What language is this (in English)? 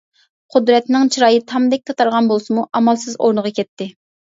Uyghur